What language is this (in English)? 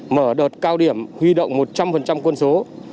Vietnamese